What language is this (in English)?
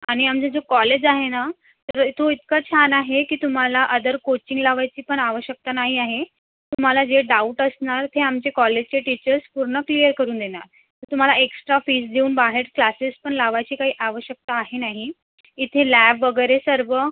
Marathi